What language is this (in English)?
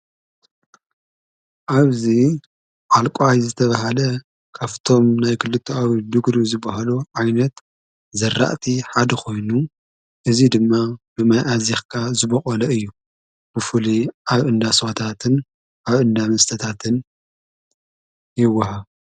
Tigrinya